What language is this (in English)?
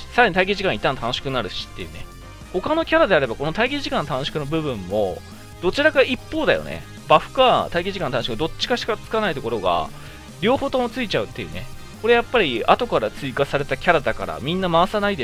Japanese